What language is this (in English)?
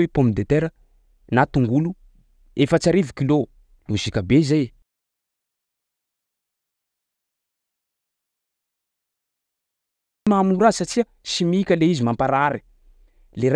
Sakalava Malagasy